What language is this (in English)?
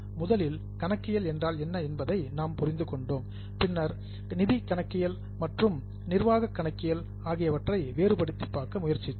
Tamil